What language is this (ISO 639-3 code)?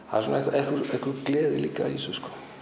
isl